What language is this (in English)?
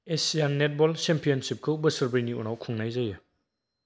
Bodo